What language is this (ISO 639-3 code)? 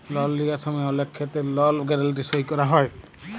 ben